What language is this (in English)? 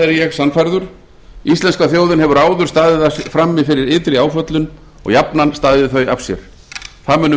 Icelandic